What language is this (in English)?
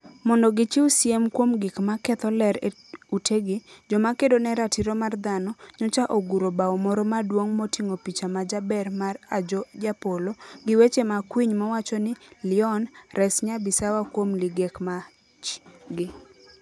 Luo (Kenya and Tanzania)